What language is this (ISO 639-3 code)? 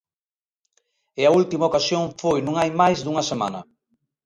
glg